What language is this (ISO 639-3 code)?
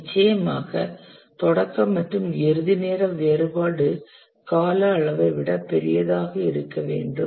tam